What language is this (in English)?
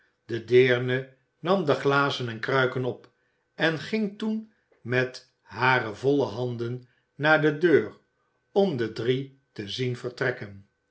Dutch